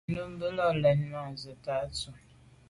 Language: Medumba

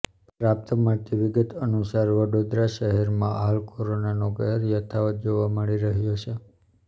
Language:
Gujarati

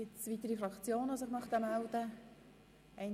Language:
Swiss German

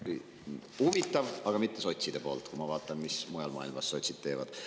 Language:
Estonian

